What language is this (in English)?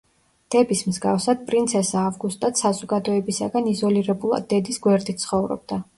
Georgian